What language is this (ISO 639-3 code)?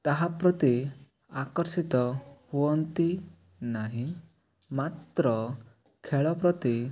ori